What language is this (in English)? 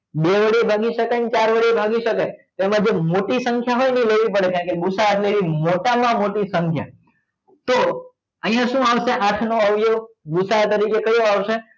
Gujarati